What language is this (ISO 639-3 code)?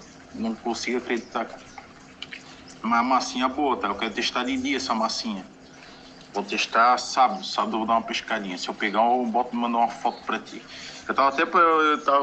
por